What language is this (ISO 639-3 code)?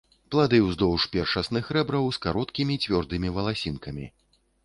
bel